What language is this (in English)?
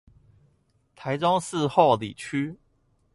Chinese